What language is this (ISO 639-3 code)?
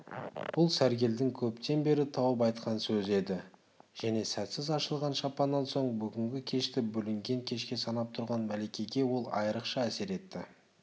kaz